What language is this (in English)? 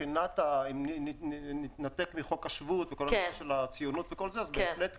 Hebrew